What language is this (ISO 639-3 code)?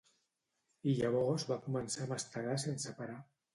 cat